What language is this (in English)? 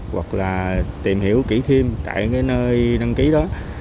Vietnamese